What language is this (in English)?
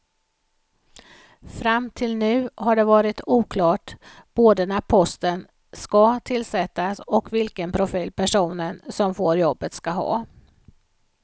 Swedish